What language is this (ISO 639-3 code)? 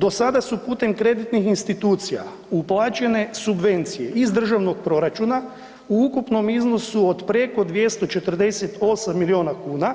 hrv